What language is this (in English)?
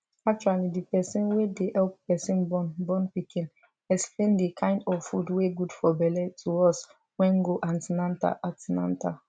Nigerian Pidgin